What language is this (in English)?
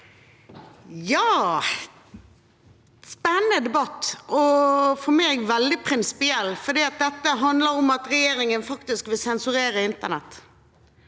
Norwegian